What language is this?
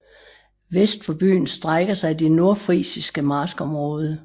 Danish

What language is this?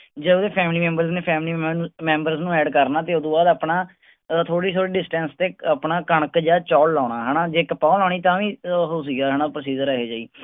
Punjabi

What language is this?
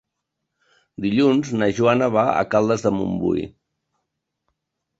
Catalan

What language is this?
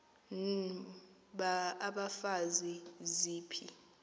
Xhosa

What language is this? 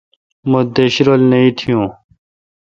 Kalkoti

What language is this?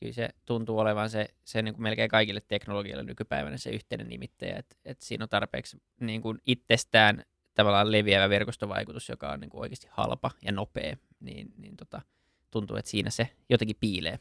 Finnish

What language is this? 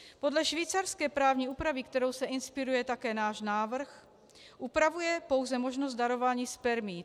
Czech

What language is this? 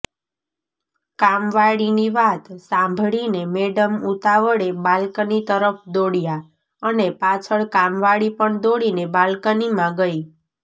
Gujarati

